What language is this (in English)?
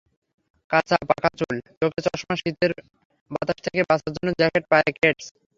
Bangla